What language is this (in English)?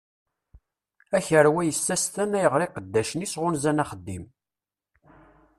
Kabyle